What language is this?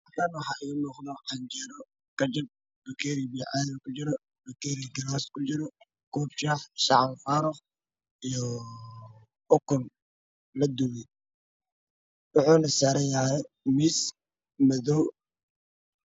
Somali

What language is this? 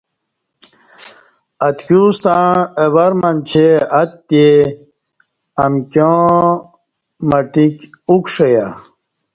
Kati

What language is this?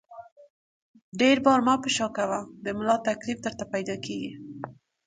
Pashto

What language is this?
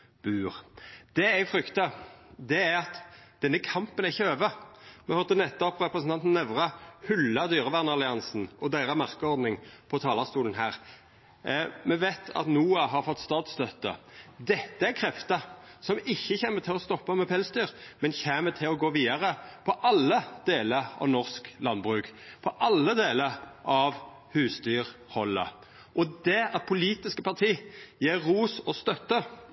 Norwegian Nynorsk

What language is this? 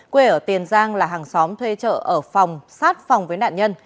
Vietnamese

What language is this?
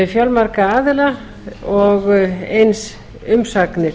Icelandic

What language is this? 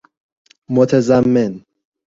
Persian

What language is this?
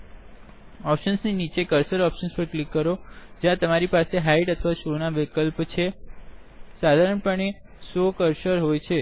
Gujarati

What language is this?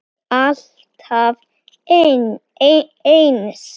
Icelandic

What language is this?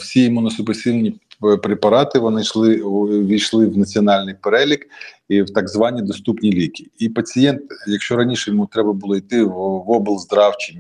Ukrainian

